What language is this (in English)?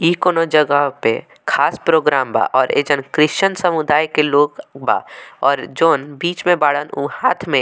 Bhojpuri